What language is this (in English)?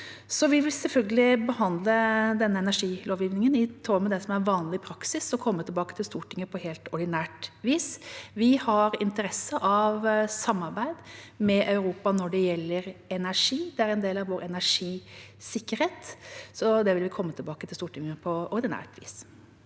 Norwegian